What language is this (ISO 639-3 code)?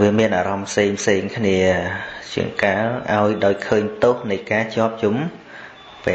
vie